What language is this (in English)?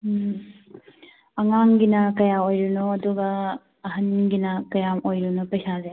Manipuri